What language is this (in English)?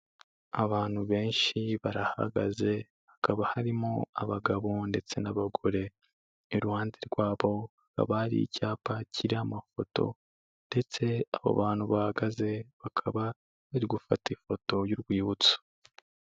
Kinyarwanda